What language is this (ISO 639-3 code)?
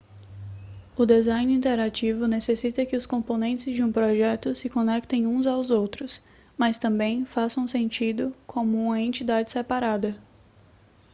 por